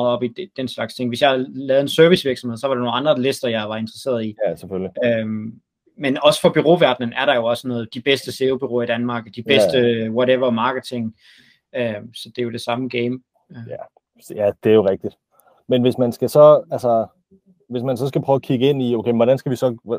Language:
Danish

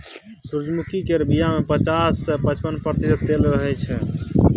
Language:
Maithili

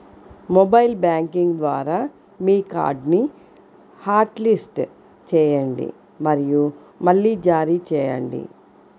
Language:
Telugu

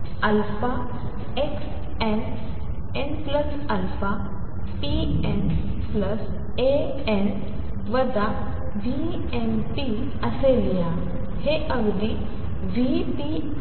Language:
Marathi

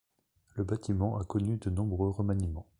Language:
French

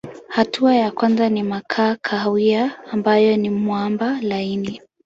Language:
Swahili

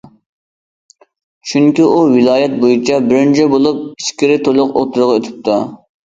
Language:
Uyghur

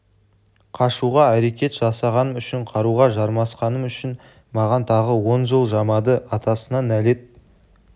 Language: Kazakh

